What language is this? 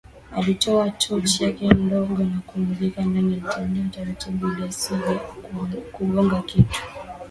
Swahili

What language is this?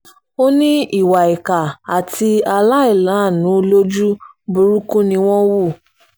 Yoruba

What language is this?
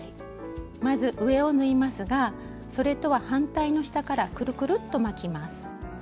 Japanese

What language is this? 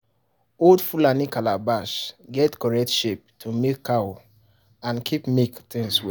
Nigerian Pidgin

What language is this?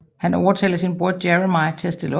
Danish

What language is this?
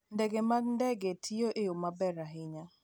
Luo (Kenya and Tanzania)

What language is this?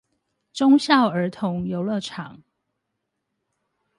Chinese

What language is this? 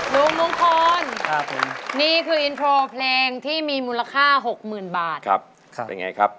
Thai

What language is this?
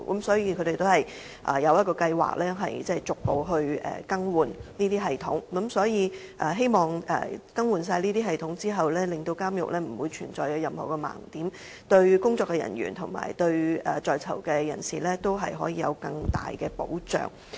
Cantonese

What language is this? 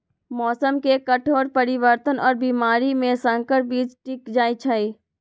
Magahi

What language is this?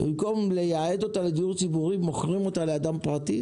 Hebrew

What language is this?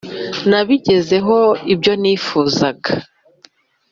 Kinyarwanda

